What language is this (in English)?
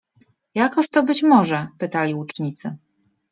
Polish